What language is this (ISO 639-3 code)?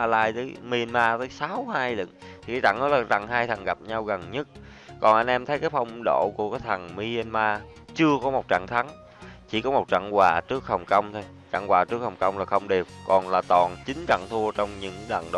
vie